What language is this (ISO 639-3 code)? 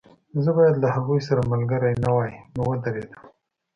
pus